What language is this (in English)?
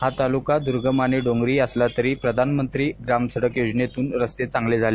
Marathi